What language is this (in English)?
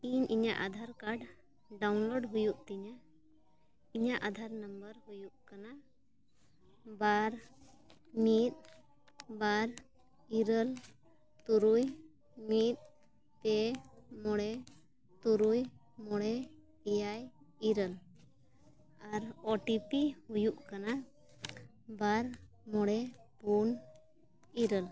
Santali